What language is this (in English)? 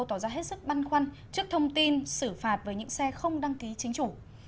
Vietnamese